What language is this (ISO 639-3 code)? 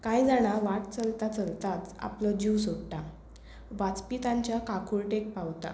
kok